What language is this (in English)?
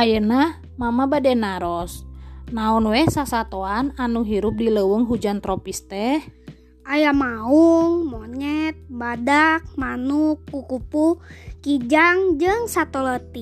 Indonesian